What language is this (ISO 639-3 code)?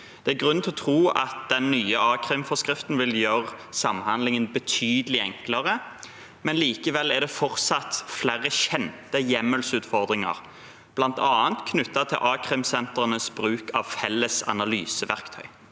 nor